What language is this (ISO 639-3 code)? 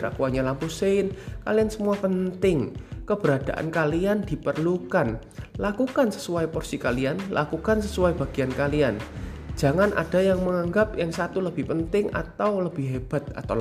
ind